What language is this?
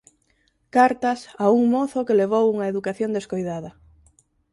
Galician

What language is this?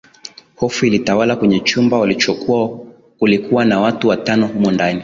Swahili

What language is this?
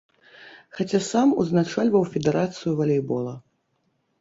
Belarusian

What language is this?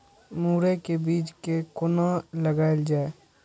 Maithili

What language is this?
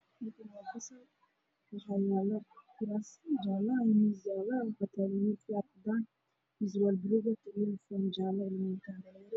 Somali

